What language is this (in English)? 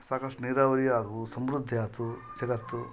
Kannada